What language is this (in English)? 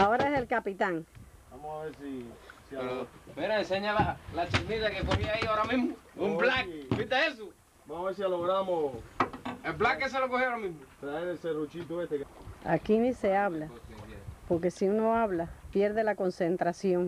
Spanish